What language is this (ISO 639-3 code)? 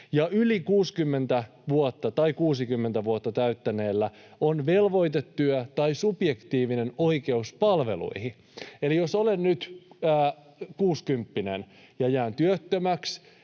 fin